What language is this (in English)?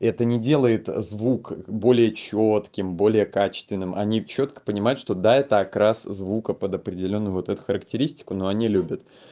Russian